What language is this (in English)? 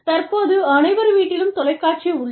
Tamil